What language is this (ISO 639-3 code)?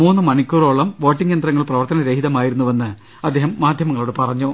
mal